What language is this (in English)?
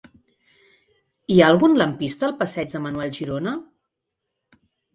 Catalan